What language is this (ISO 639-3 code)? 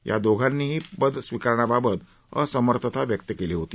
mar